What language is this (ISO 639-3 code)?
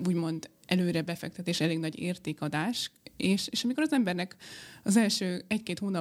hun